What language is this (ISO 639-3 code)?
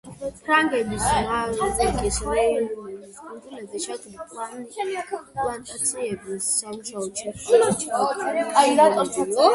kat